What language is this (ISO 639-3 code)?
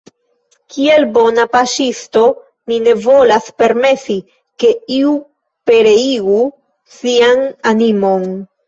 epo